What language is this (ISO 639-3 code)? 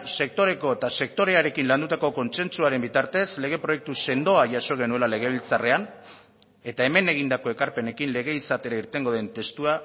eus